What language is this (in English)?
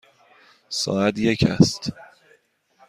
Persian